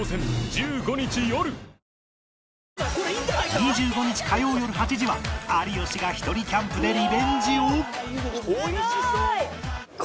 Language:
Japanese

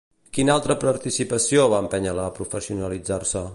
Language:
Catalan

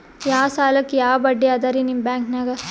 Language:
Kannada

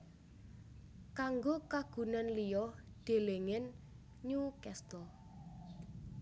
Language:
Javanese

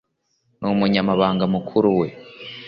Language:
Kinyarwanda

